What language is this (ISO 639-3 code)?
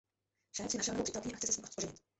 ces